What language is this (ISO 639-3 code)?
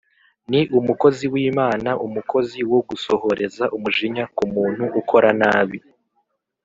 kin